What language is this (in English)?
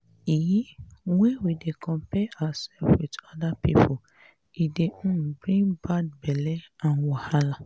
Nigerian Pidgin